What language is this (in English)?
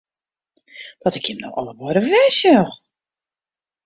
Western Frisian